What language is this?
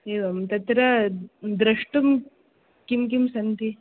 Sanskrit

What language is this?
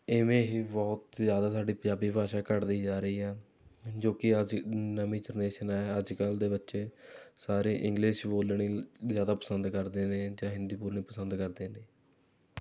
Punjabi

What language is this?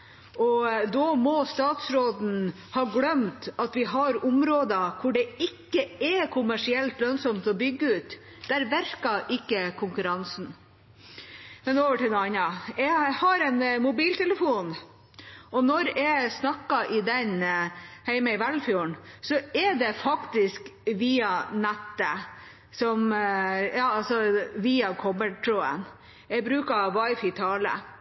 Norwegian Bokmål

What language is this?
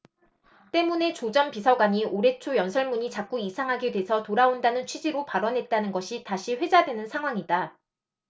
Korean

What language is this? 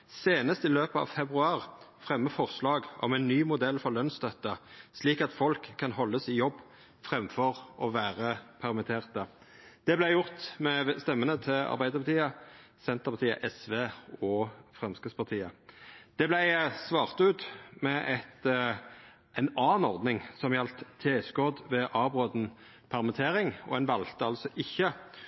Norwegian Nynorsk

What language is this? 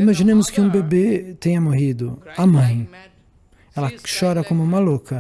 Portuguese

